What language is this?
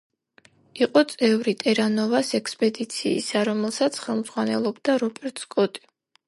Georgian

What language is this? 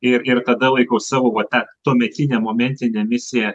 Lithuanian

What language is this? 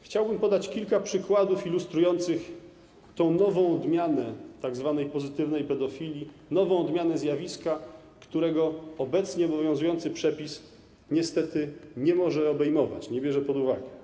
Polish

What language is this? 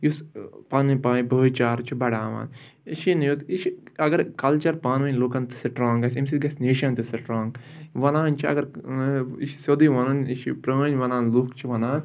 Kashmiri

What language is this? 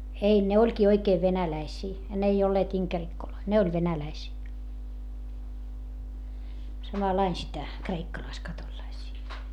Finnish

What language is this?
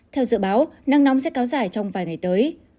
Vietnamese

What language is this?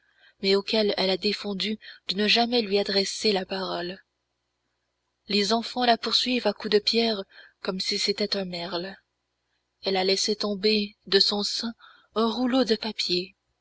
French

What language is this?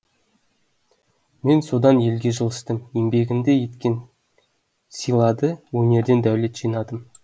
Kazakh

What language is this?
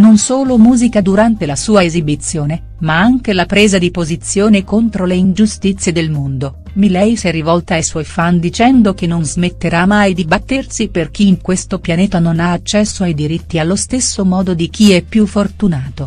Italian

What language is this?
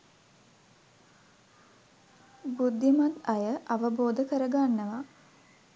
Sinhala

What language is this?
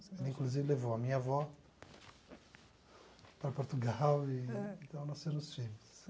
Portuguese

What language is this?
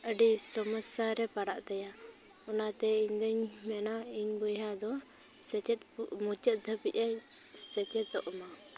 Santali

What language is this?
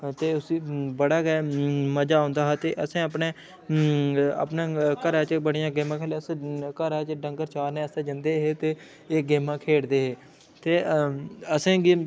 Dogri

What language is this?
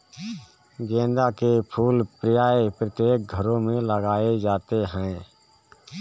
Hindi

